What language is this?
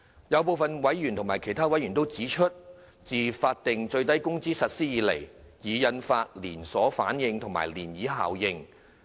Cantonese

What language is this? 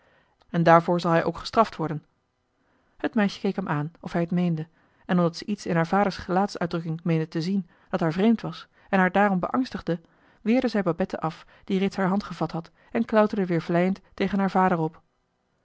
Dutch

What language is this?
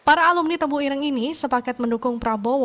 Indonesian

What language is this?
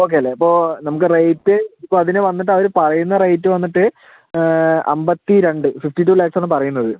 Malayalam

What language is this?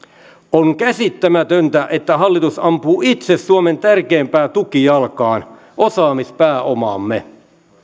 Finnish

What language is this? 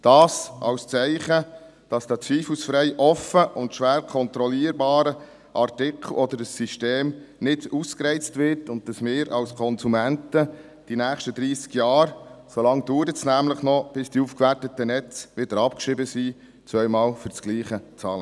Swiss German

